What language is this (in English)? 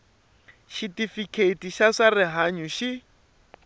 Tsonga